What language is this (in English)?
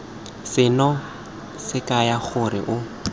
Tswana